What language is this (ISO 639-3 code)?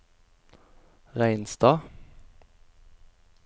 nor